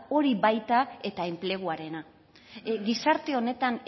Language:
Basque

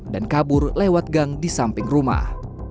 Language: Indonesian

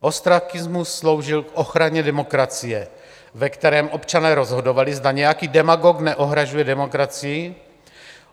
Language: Czech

